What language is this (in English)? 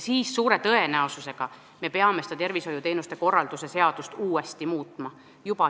Estonian